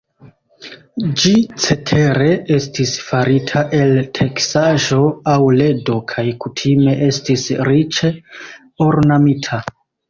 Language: Esperanto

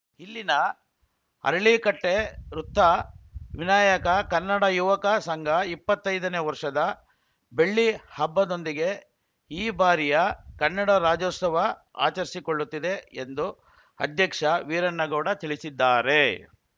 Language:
Kannada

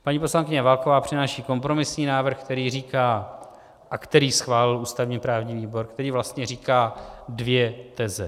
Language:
Czech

